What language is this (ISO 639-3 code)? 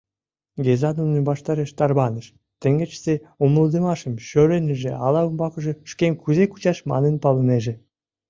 chm